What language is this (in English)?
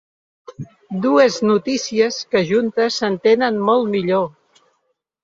Catalan